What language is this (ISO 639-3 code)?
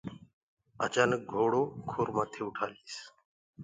ggg